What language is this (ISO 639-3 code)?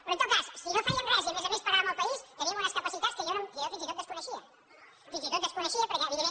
cat